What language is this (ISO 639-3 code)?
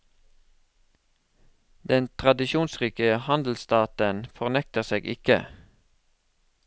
nor